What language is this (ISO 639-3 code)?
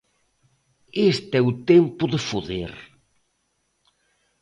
glg